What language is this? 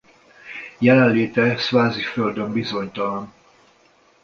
Hungarian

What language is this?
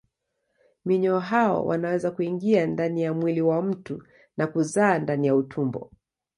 Swahili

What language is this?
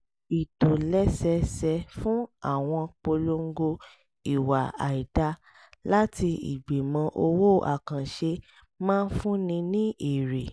Yoruba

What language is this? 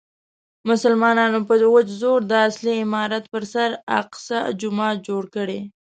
Pashto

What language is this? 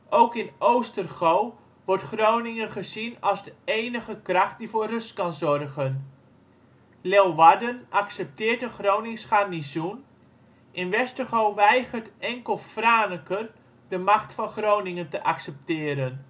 Dutch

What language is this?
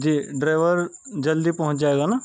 Urdu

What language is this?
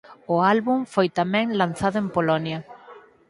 Galician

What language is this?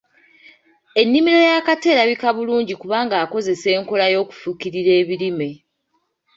Ganda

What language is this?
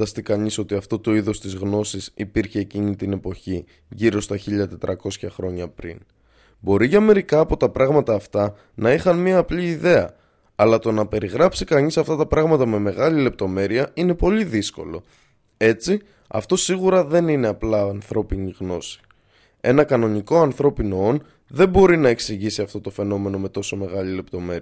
Greek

